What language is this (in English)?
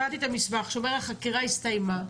Hebrew